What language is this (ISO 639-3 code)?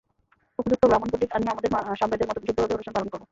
ben